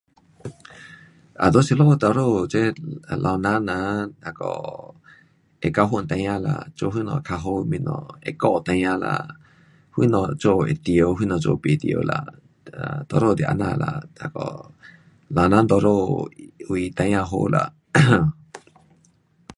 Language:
Pu-Xian Chinese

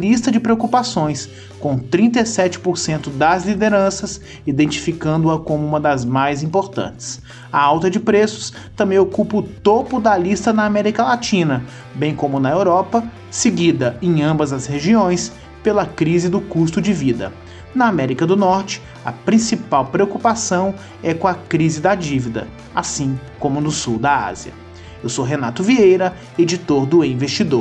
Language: Portuguese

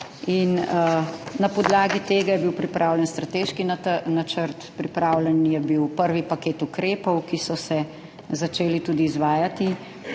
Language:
Slovenian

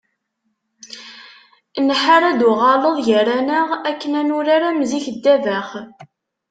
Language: Kabyle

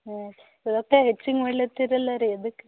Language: Kannada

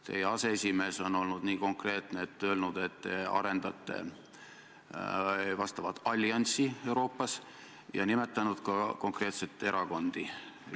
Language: Estonian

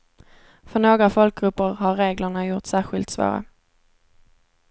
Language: Swedish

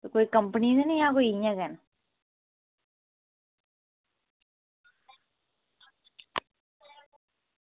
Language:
Dogri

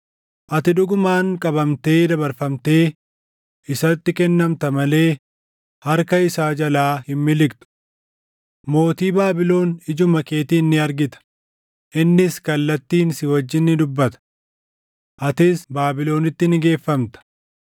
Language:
Oromo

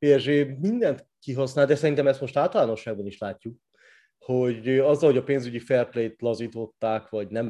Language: Hungarian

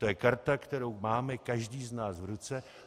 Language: Czech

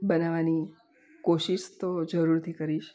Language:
Gujarati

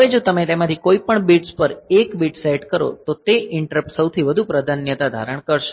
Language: Gujarati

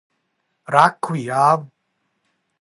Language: Georgian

